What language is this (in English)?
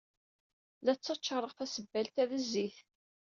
Kabyle